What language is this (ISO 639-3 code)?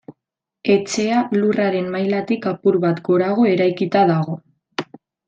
eus